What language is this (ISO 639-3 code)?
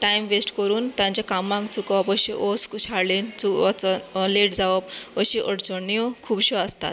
kok